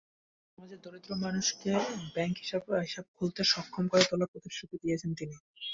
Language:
Bangla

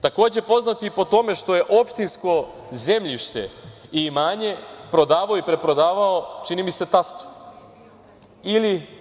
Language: Serbian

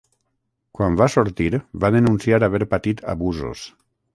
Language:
Catalan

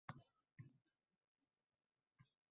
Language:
Uzbek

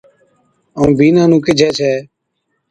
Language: Od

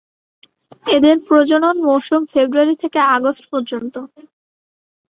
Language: Bangla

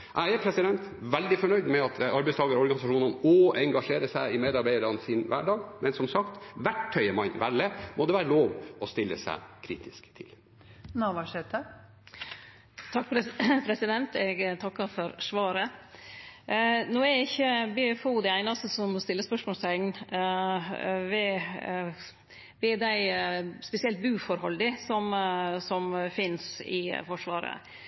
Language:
Norwegian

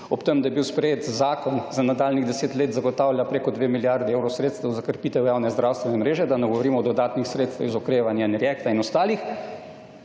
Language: Slovenian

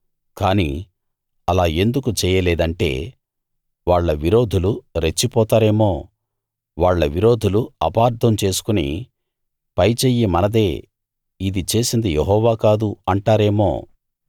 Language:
Telugu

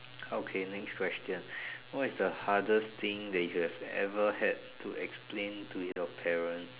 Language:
English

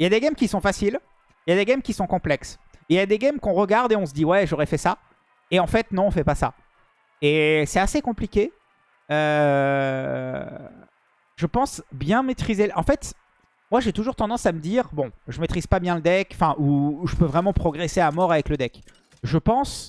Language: French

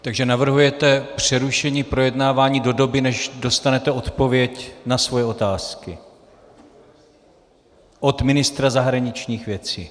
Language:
Czech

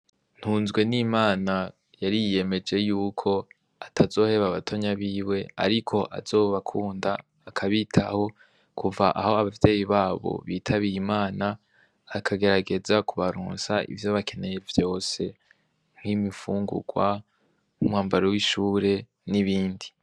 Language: Rundi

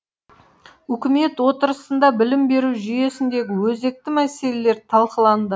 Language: Kazakh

